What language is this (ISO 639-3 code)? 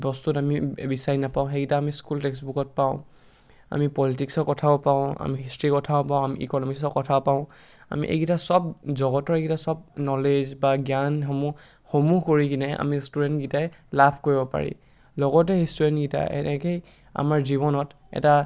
asm